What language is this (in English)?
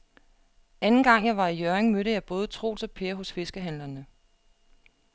Danish